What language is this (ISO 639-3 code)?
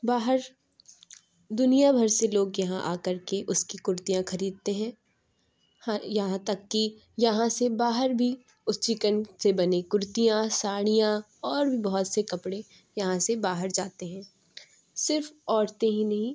urd